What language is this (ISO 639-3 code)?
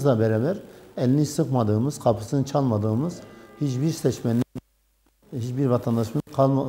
tur